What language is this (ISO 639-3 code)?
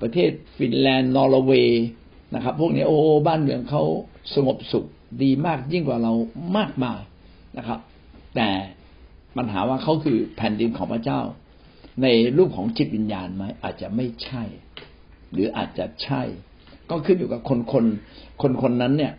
tha